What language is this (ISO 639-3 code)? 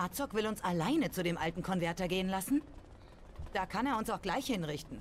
deu